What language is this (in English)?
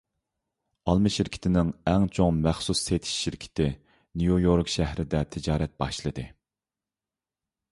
Uyghur